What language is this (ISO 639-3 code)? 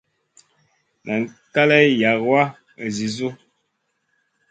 mcn